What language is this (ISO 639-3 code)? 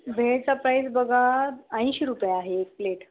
mar